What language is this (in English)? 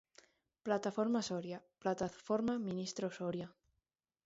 Galician